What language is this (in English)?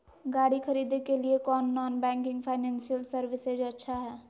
Magahi